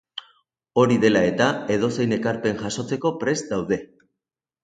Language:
Basque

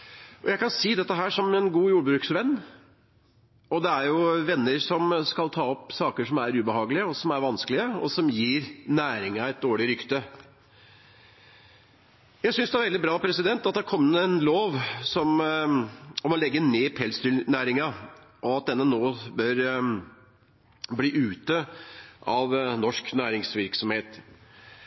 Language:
Norwegian Nynorsk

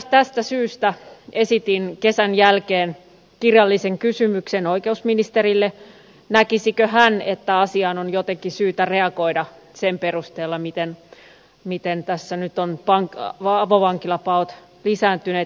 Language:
Finnish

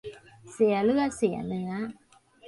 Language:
Thai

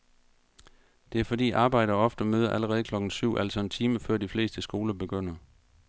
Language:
Danish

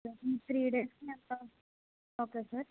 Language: Telugu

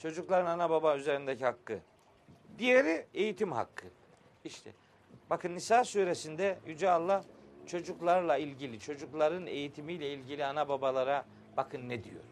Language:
Turkish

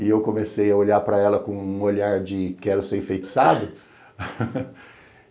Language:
Portuguese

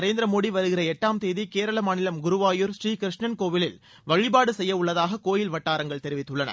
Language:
Tamil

